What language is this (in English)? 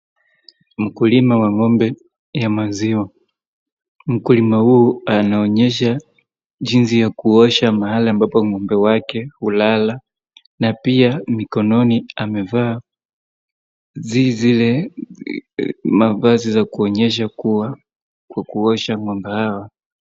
Swahili